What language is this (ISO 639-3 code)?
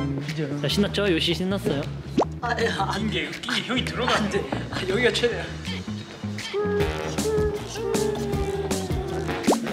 kor